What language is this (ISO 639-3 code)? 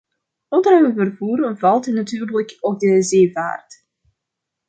nld